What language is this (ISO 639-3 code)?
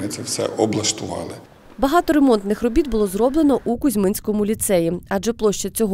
ukr